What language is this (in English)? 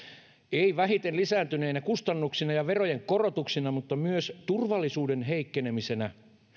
Finnish